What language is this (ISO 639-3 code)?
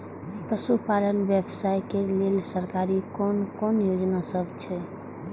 mai